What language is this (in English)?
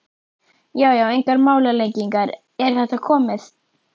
Icelandic